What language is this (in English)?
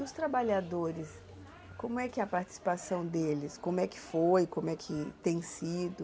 Portuguese